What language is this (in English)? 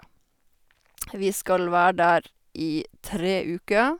Norwegian